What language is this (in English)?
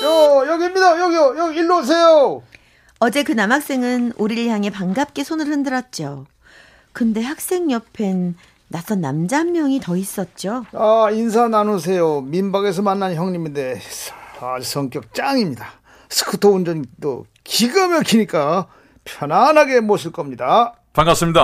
Korean